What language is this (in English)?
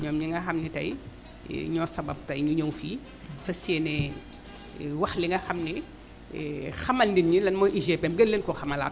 Wolof